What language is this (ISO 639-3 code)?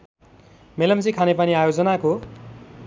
nep